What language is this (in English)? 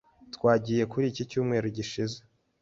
Kinyarwanda